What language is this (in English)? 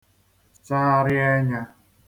Igbo